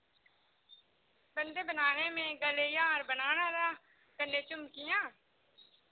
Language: Dogri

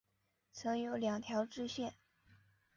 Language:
Chinese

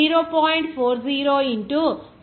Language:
Telugu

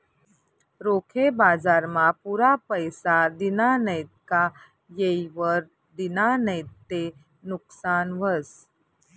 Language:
Marathi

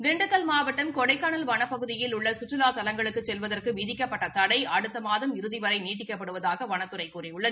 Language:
Tamil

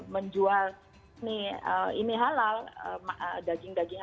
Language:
Indonesian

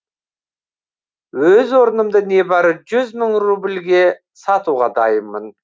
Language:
Kazakh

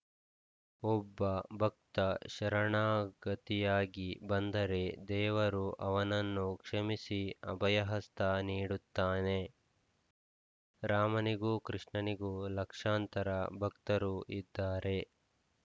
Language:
Kannada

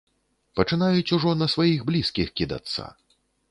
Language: Belarusian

